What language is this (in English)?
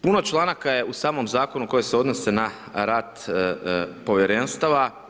Croatian